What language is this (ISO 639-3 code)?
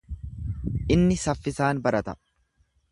orm